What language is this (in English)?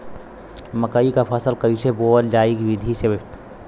Bhojpuri